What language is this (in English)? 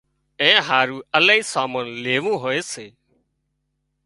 Wadiyara Koli